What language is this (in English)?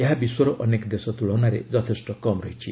Odia